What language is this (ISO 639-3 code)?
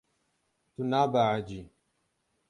kur